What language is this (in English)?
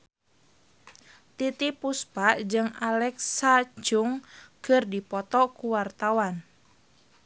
Sundanese